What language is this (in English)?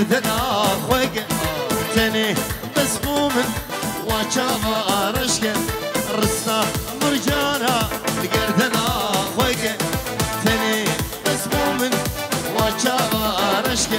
Arabic